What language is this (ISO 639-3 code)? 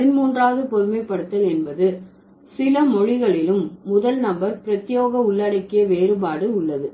tam